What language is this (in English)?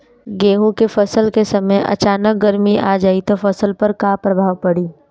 Bhojpuri